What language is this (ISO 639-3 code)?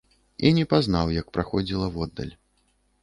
bel